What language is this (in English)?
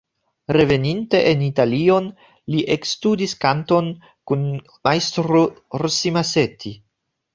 Esperanto